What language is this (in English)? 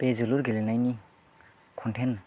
Bodo